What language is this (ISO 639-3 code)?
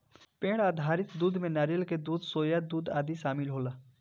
bho